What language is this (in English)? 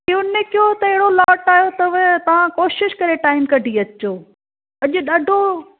Sindhi